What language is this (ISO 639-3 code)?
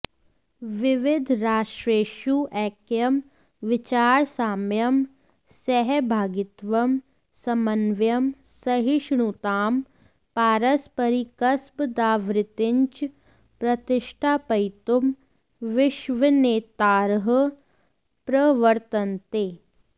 san